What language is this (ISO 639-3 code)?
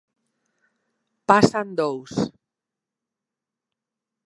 glg